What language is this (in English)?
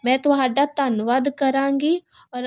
Punjabi